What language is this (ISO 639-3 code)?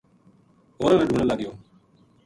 gju